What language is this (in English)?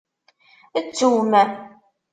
Kabyle